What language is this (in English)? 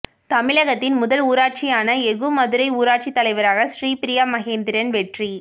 Tamil